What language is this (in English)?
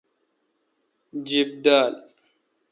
Kalkoti